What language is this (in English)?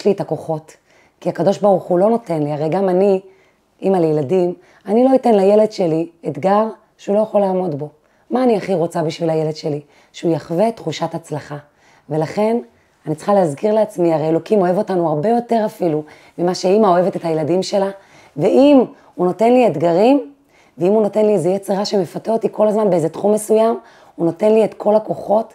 Hebrew